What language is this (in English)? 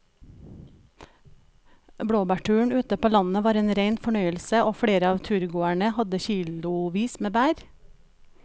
Norwegian